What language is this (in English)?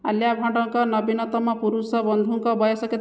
Odia